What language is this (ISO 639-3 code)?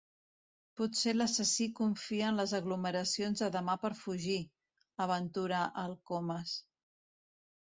cat